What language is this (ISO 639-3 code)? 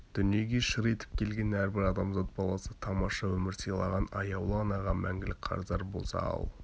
kaz